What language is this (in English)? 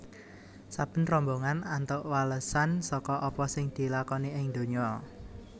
Javanese